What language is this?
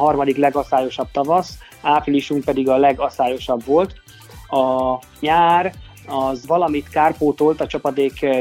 Hungarian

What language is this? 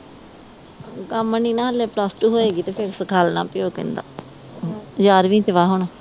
Punjabi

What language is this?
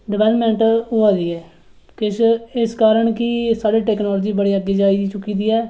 Dogri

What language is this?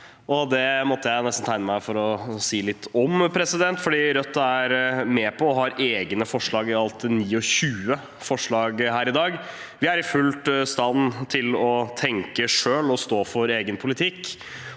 Norwegian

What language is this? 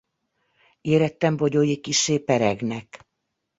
Hungarian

